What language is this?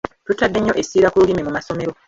Ganda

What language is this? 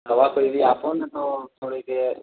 Gujarati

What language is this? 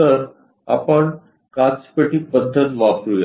Marathi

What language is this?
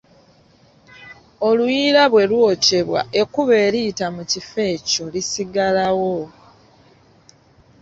Ganda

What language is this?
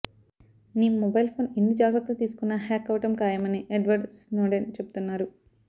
Telugu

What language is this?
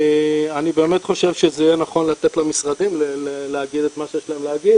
Hebrew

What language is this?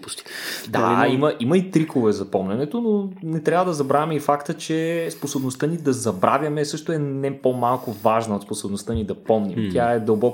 Bulgarian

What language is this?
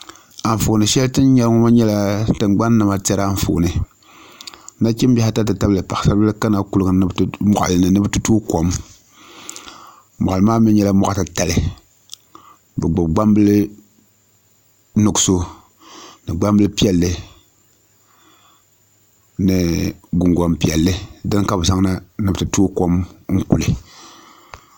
Dagbani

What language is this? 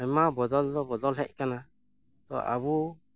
Santali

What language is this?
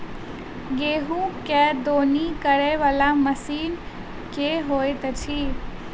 Maithili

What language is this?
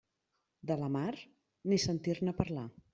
Catalan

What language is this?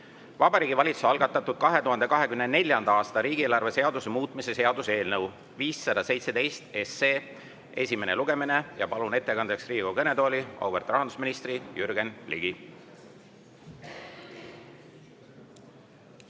Estonian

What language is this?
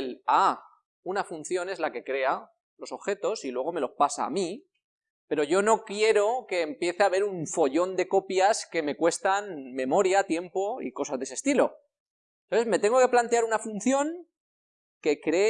Spanish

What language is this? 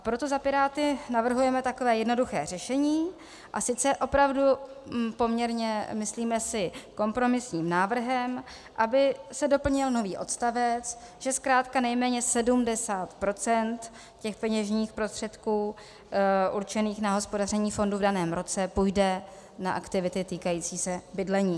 Czech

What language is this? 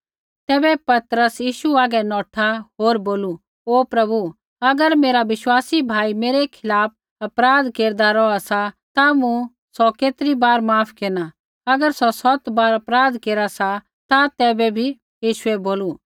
Kullu Pahari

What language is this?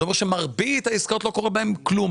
Hebrew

